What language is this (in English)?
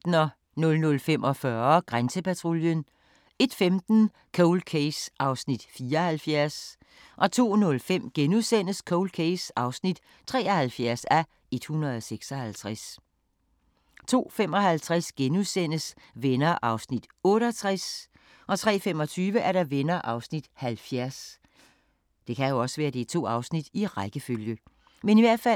Danish